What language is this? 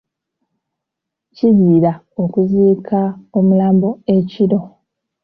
Ganda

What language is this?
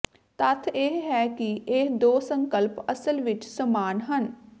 Punjabi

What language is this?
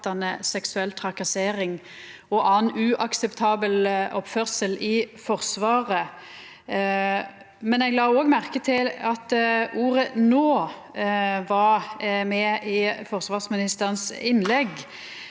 Norwegian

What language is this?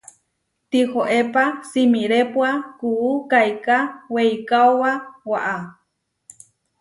Huarijio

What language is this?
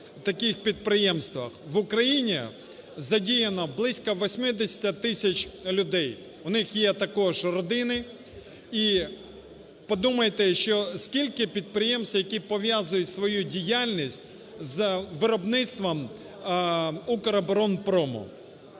Ukrainian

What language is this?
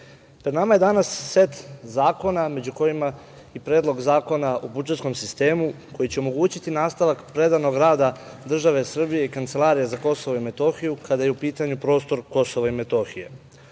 Serbian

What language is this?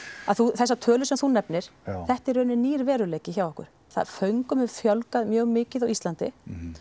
Icelandic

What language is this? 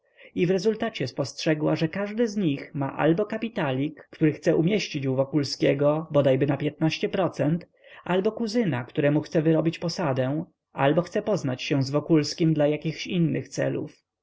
Polish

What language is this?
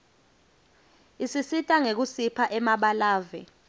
Swati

